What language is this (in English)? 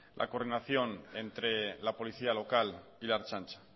Spanish